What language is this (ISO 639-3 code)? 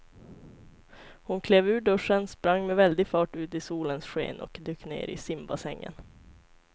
swe